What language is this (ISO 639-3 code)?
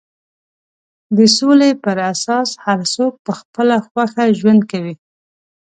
pus